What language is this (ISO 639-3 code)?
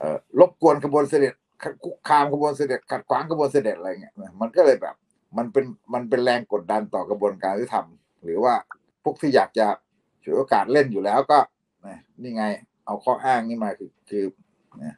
tha